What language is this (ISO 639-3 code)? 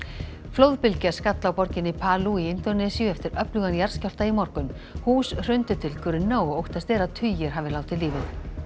isl